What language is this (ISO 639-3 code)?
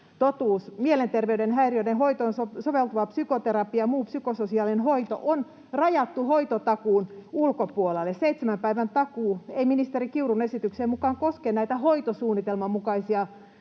fin